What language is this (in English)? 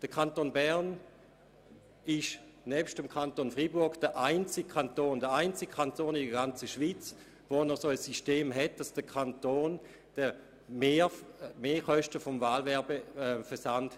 Swiss German